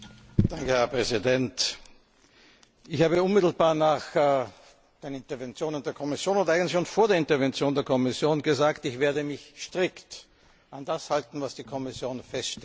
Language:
German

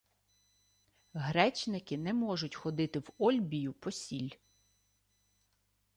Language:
Ukrainian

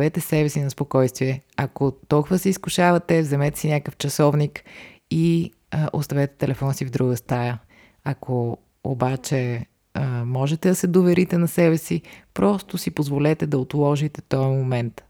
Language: Bulgarian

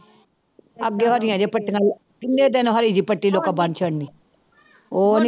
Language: Punjabi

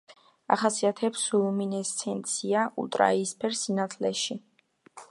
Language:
Georgian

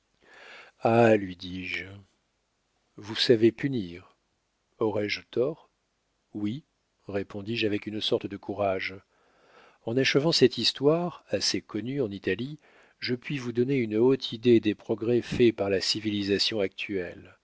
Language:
French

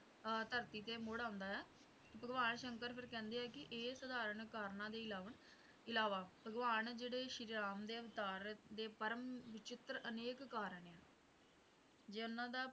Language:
Punjabi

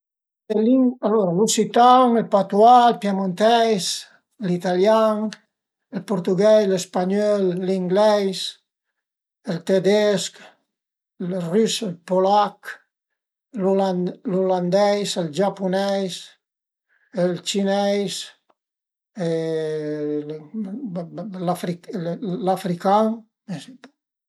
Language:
Piedmontese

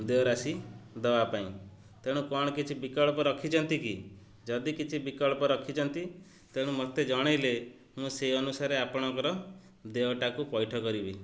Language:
Odia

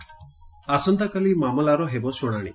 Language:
Odia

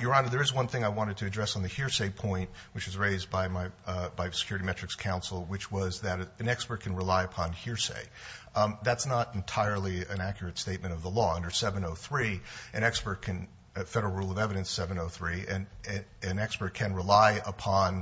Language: English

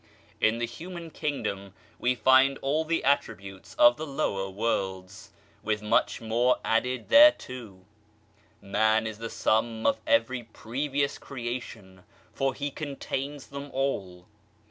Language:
English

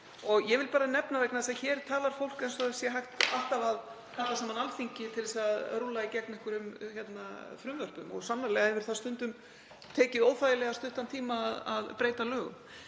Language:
Icelandic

